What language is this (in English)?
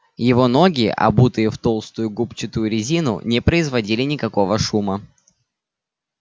Russian